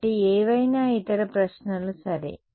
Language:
Telugu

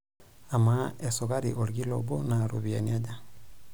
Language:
Masai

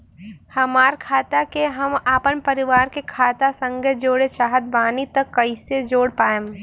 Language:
Bhojpuri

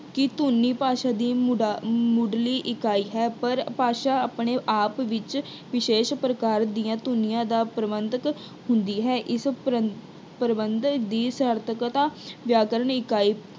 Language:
Punjabi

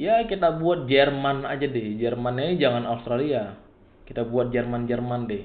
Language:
Indonesian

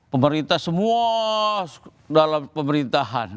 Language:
Indonesian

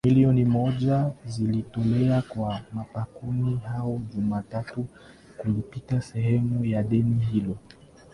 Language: Swahili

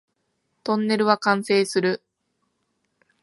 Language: Japanese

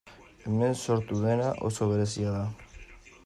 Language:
Basque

